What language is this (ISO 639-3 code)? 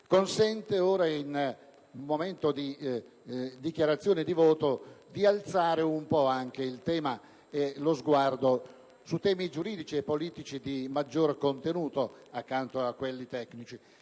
ita